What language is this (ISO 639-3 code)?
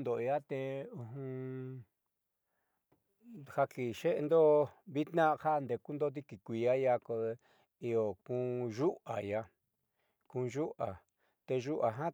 mxy